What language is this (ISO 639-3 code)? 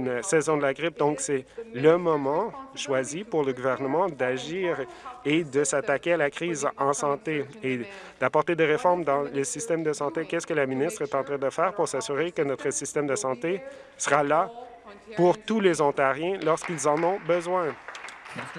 fra